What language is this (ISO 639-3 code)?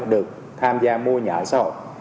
vie